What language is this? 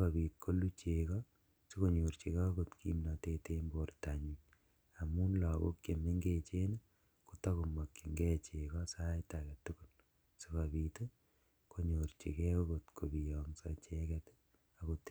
Kalenjin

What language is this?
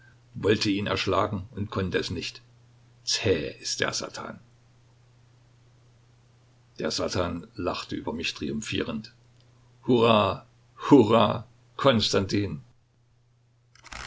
German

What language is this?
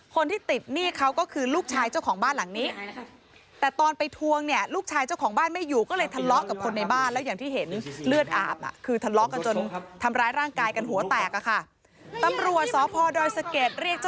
Thai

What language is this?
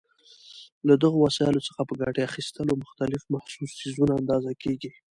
Pashto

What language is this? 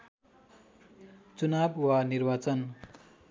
Nepali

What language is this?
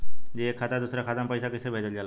Bhojpuri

